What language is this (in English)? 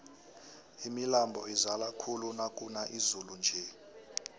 South Ndebele